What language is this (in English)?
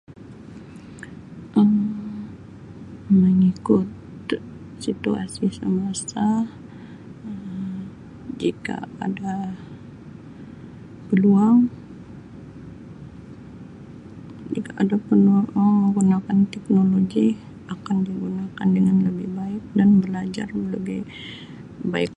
Sabah Malay